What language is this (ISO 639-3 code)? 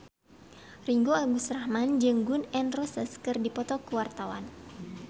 sun